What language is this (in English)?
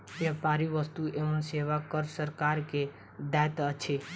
Maithili